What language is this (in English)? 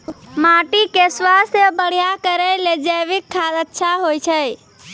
Maithili